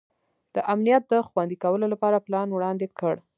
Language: Pashto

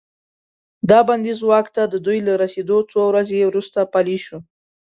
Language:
Pashto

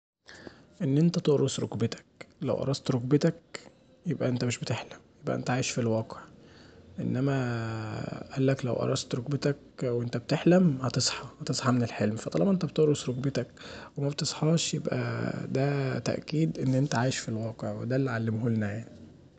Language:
Egyptian Arabic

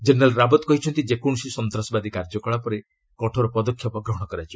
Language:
Odia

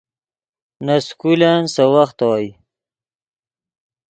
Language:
Yidgha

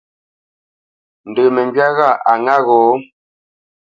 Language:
Bamenyam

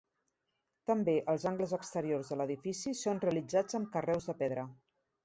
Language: Catalan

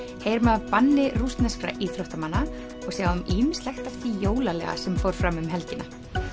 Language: Icelandic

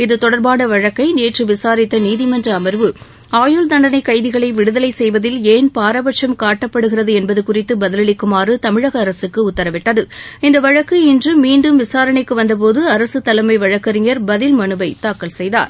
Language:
Tamil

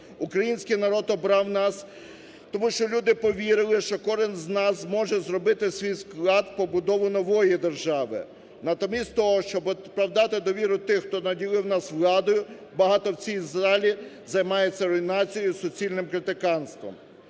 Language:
Ukrainian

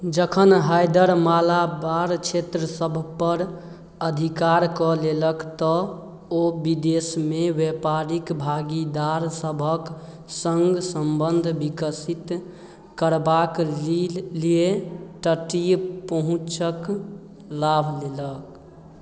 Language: Maithili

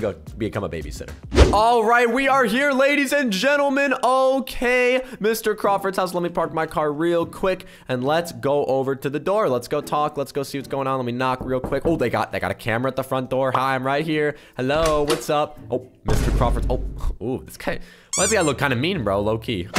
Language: English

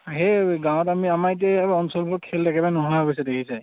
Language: Assamese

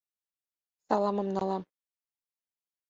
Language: Mari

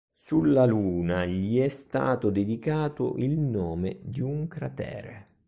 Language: Italian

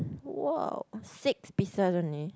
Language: English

